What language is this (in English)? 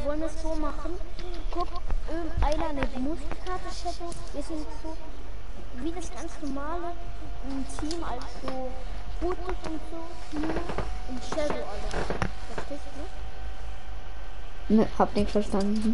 German